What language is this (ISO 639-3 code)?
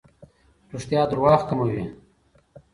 pus